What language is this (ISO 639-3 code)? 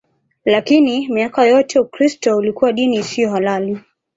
swa